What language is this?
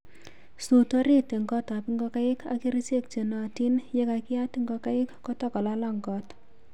Kalenjin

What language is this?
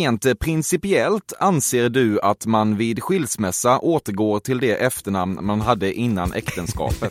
Swedish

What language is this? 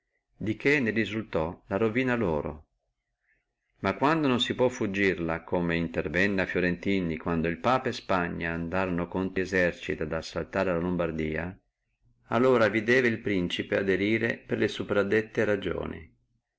Italian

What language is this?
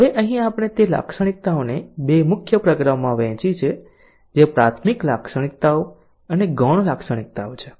Gujarati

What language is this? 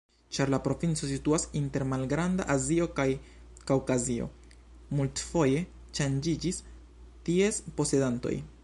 Esperanto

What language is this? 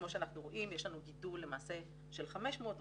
Hebrew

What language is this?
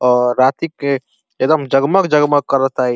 Bhojpuri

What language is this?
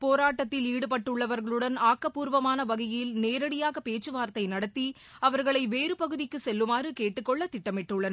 Tamil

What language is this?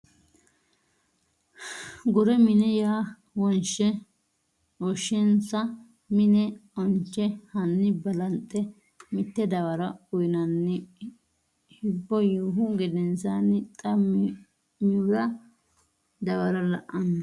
Sidamo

